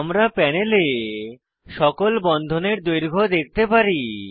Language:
Bangla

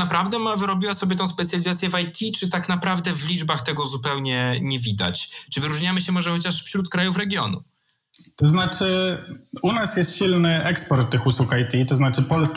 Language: Polish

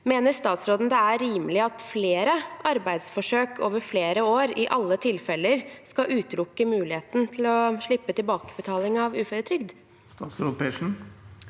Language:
Norwegian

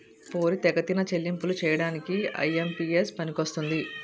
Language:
Telugu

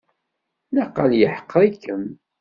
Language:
Kabyle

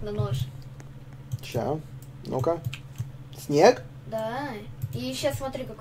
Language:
Russian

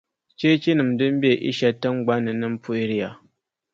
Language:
Dagbani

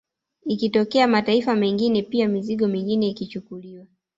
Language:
Swahili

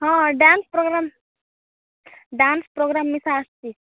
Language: Odia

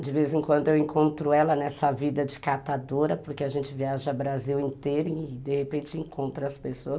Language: Portuguese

